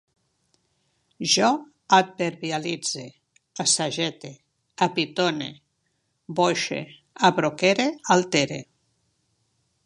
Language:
Catalan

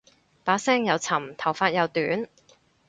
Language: Cantonese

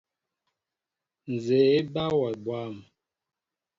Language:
Mbo (Cameroon)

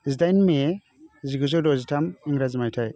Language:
Bodo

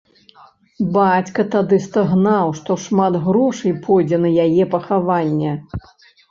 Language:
Belarusian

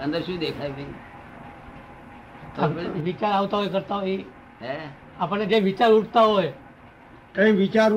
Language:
Gujarati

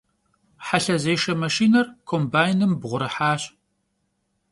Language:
Kabardian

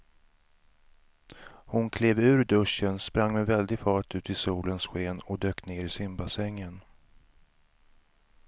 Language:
Swedish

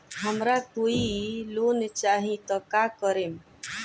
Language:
Bhojpuri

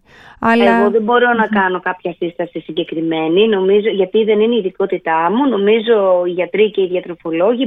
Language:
Greek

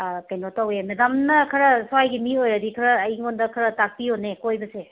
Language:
Manipuri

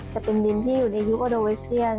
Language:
Thai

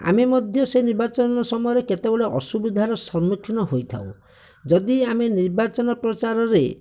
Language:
Odia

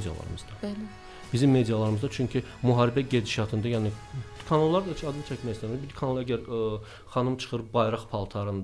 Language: Turkish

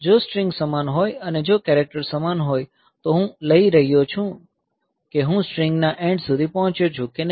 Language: Gujarati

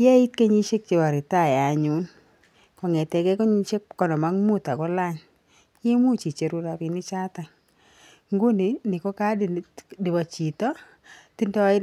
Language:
Kalenjin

